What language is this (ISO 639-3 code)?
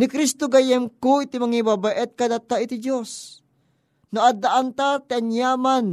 fil